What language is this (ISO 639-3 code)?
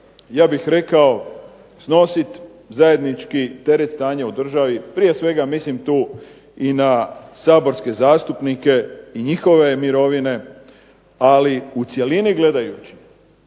hrv